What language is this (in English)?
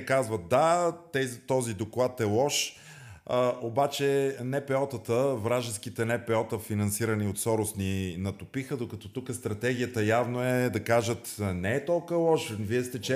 Bulgarian